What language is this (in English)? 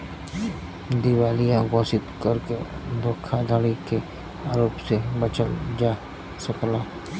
Bhojpuri